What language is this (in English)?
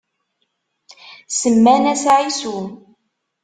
Kabyle